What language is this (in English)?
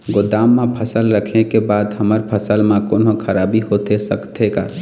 Chhattisgarhi